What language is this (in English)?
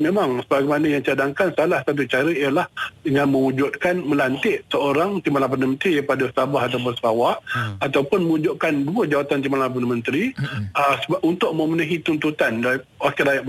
Malay